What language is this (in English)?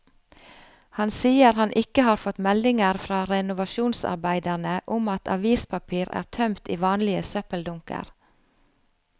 Norwegian